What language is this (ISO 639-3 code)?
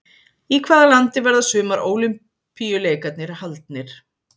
isl